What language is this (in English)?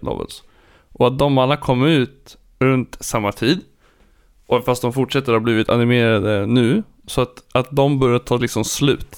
Swedish